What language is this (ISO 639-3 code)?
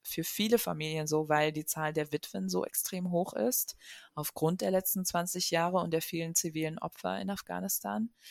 deu